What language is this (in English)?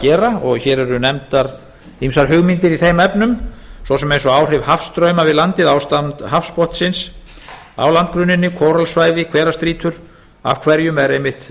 Icelandic